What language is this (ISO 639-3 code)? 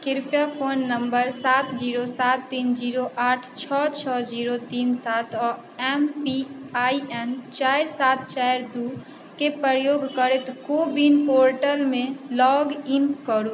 mai